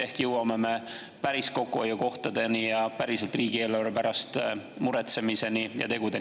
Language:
Estonian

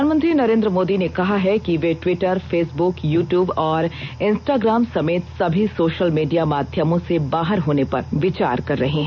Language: Hindi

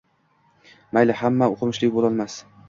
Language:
Uzbek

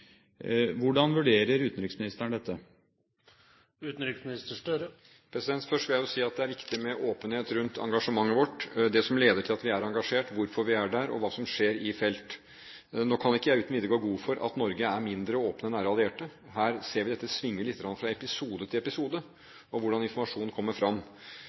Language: Norwegian Bokmål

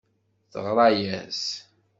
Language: Kabyle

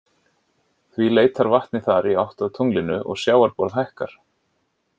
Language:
Icelandic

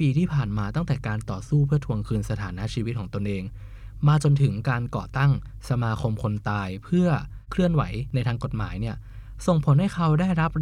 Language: Thai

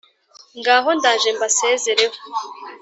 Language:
Kinyarwanda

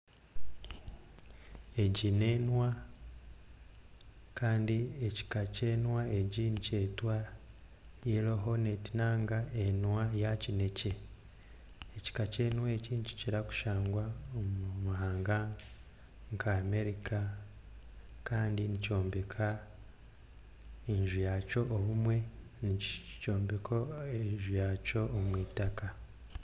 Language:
Nyankole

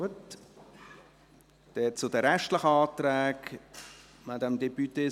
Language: Swiss German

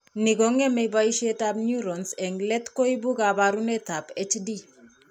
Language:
Kalenjin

